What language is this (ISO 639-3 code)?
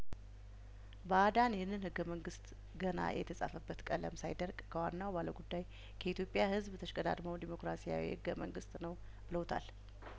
amh